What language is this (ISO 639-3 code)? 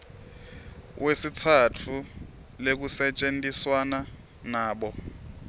ssw